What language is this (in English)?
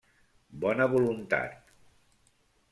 Catalan